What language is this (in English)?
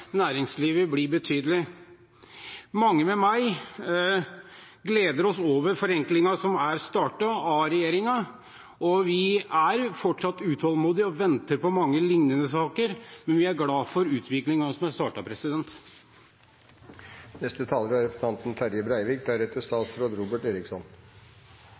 Norwegian